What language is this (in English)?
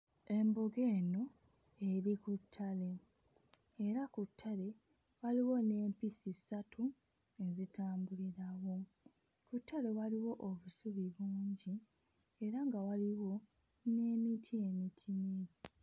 Ganda